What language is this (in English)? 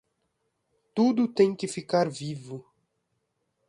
Portuguese